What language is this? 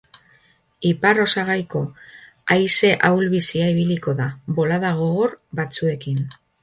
Basque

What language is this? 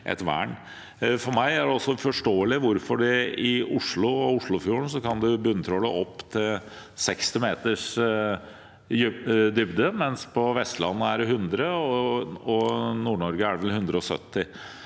Norwegian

